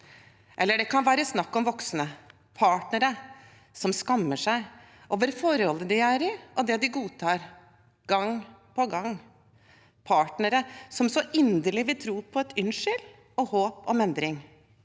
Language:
Norwegian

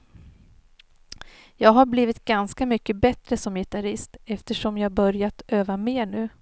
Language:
Swedish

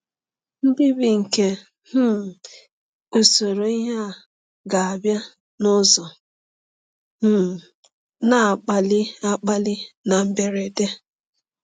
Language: Igbo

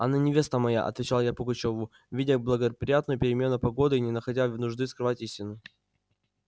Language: Russian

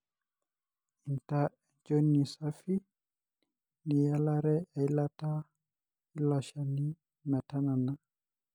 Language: Masai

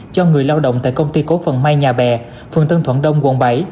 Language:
Vietnamese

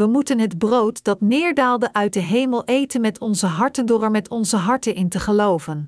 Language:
Dutch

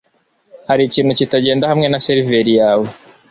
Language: Kinyarwanda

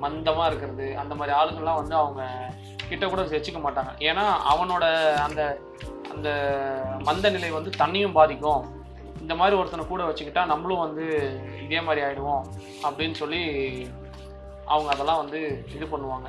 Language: Tamil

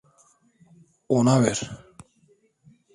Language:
Turkish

